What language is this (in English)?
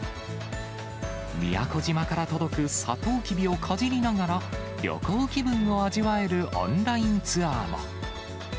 Japanese